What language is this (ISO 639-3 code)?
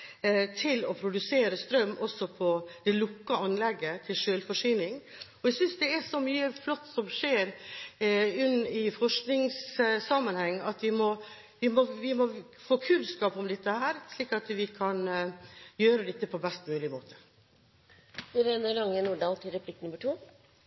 nob